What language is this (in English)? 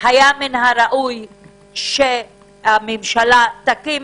Hebrew